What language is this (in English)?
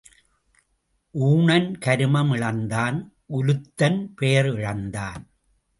Tamil